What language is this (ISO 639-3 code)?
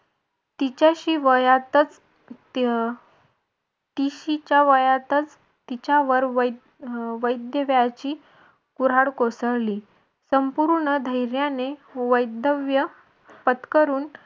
mar